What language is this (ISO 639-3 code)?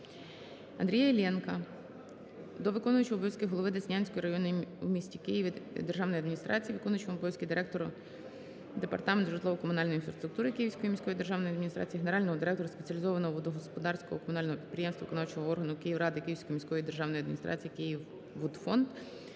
ukr